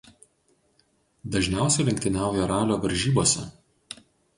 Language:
Lithuanian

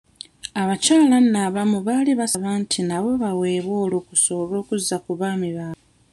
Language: Ganda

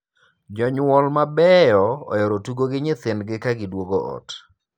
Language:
Luo (Kenya and Tanzania)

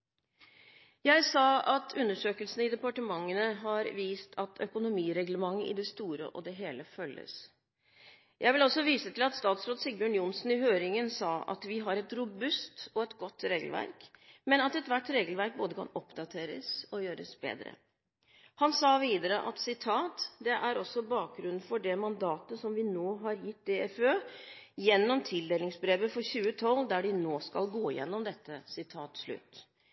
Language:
Norwegian Bokmål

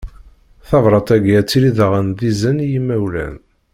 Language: Kabyle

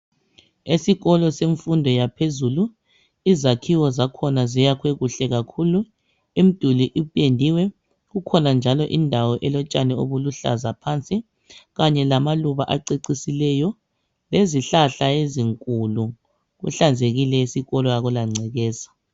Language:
North Ndebele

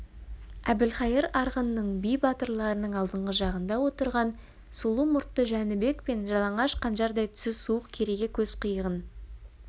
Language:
Kazakh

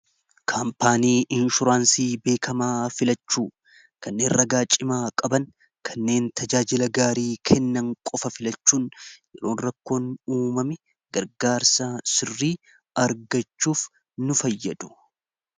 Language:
Oromo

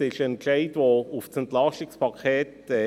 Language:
Swiss German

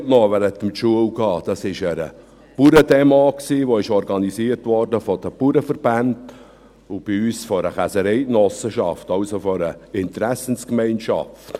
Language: Swiss German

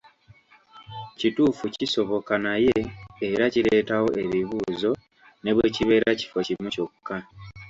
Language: Ganda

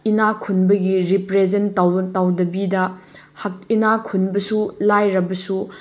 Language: Manipuri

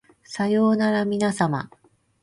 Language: Japanese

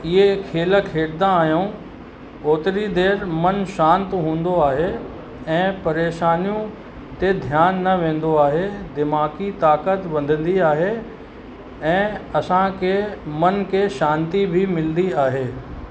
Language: Sindhi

